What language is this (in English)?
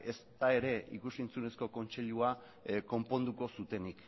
Basque